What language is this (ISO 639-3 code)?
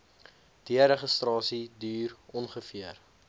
afr